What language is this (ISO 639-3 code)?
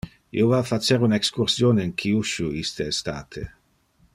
ina